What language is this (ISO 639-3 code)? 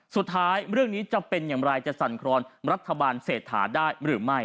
tha